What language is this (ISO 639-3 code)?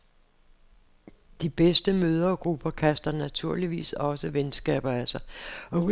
dan